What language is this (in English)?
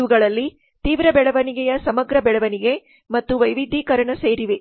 Kannada